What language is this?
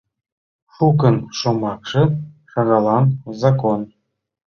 Mari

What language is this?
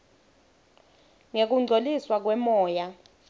Swati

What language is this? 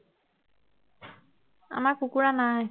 Assamese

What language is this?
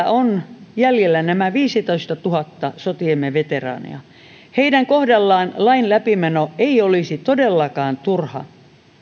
Finnish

